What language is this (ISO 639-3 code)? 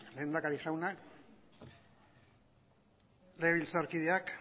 eus